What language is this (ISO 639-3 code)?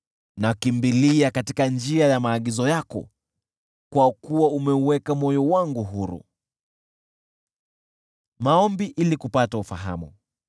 swa